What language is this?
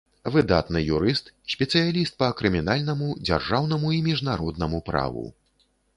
Belarusian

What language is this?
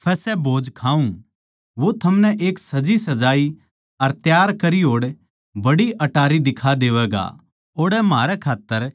Haryanvi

